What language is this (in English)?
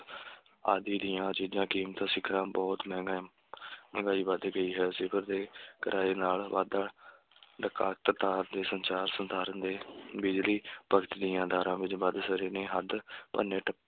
Punjabi